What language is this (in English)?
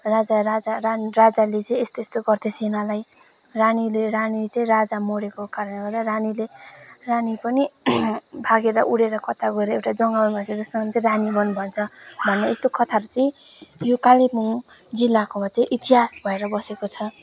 Nepali